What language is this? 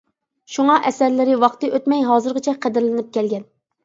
Uyghur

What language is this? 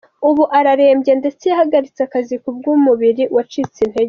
Kinyarwanda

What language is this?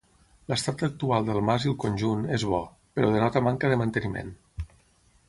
Catalan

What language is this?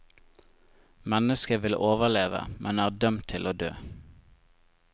Norwegian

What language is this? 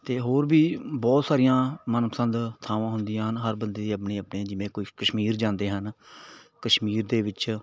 Punjabi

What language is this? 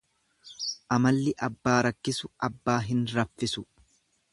Oromo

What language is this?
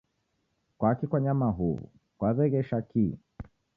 Taita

